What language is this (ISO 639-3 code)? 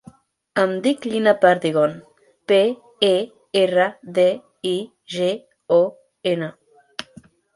cat